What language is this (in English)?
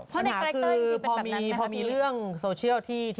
Thai